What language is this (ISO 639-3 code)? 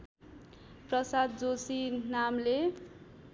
nep